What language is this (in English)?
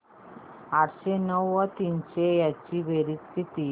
Marathi